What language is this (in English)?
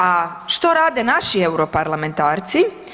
Croatian